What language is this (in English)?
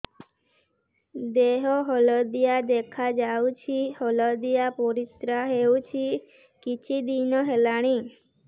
Odia